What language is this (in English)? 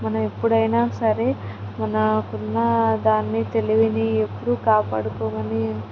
Telugu